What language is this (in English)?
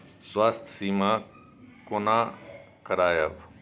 Maithili